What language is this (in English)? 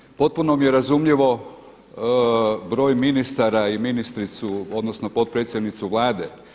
Croatian